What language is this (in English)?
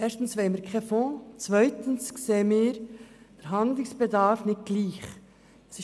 Swiss German